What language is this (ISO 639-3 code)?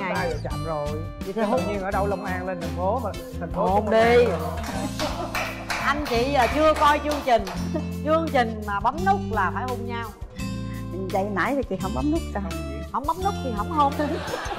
vie